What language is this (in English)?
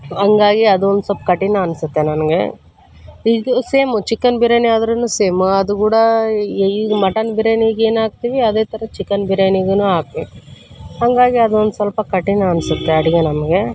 Kannada